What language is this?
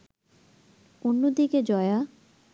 Bangla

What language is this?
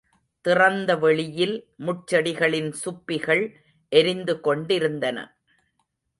Tamil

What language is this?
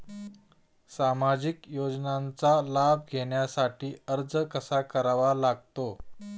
Marathi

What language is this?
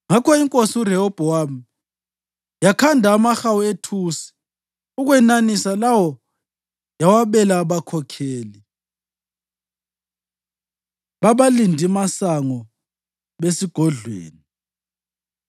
North Ndebele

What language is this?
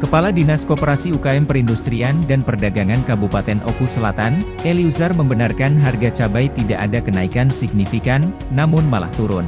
Indonesian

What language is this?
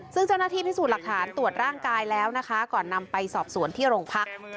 Thai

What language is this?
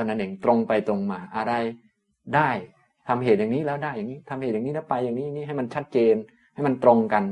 Thai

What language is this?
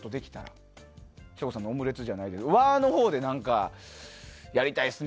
Japanese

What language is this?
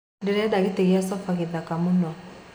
Kikuyu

